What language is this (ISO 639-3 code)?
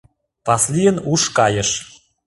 chm